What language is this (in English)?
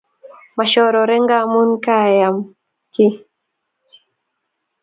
Kalenjin